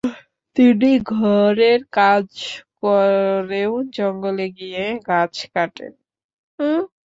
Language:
Bangla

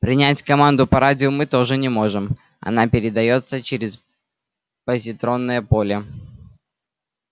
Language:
Russian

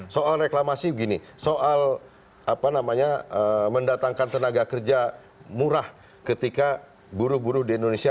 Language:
Indonesian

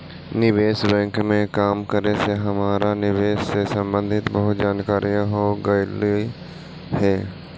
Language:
Magahi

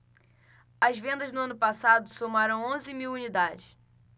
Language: Portuguese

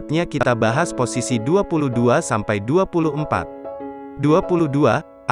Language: Indonesian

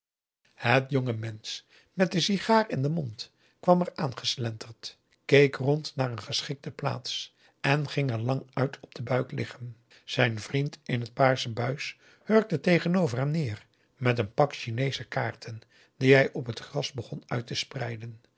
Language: Dutch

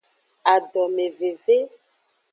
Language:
Aja (Benin)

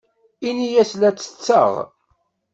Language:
Kabyle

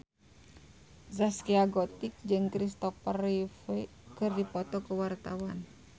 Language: Sundanese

